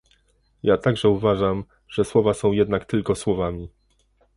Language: Polish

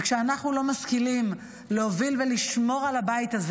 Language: Hebrew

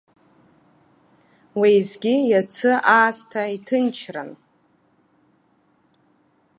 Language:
Abkhazian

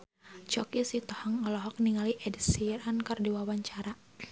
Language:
Sundanese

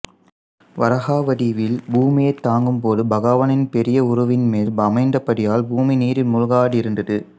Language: Tamil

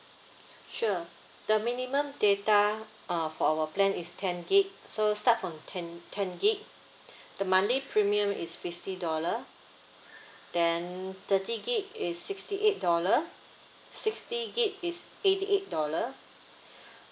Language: English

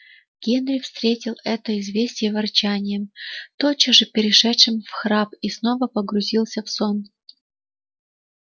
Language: Russian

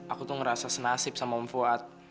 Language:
Indonesian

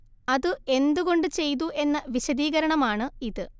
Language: Malayalam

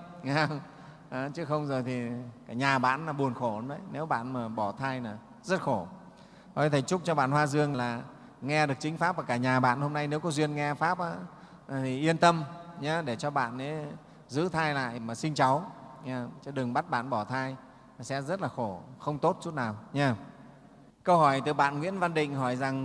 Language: Vietnamese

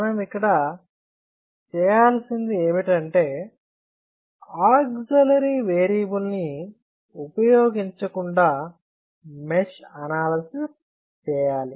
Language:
Telugu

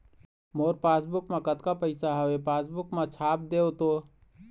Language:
Chhattisgarhi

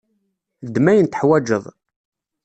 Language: Kabyle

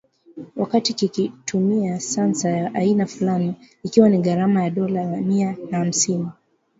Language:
Swahili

